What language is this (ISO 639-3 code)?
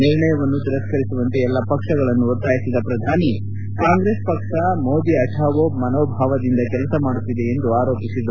kan